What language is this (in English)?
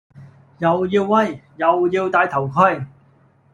Cantonese